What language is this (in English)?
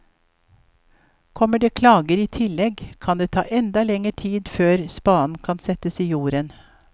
Norwegian